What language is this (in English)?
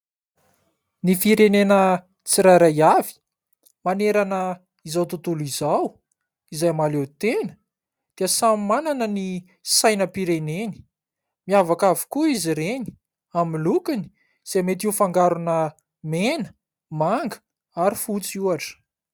Malagasy